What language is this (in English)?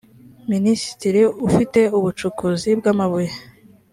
Kinyarwanda